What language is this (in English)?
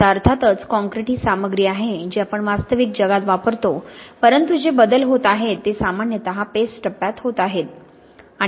Marathi